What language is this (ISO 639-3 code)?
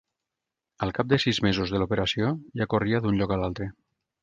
cat